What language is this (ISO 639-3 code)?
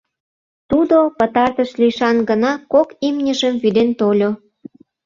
chm